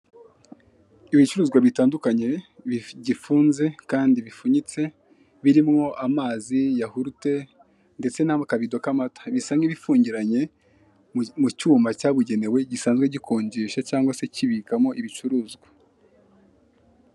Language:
Kinyarwanda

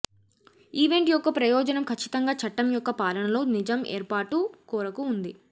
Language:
Telugu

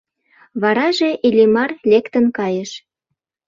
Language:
Mari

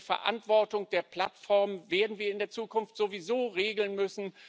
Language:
German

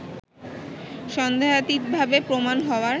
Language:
Bangla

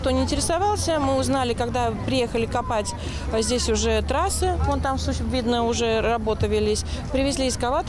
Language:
Russian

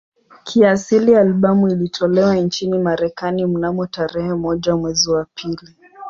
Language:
Swahili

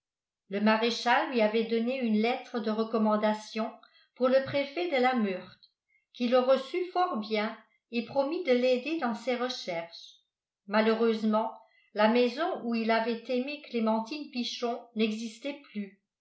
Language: French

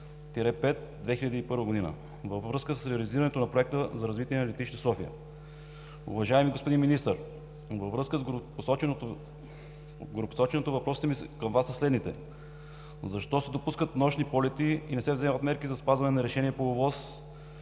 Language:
Bulgarian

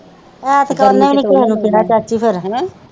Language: Punjabi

